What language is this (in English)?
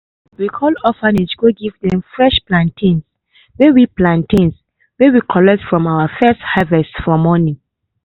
Nigerian Pidgin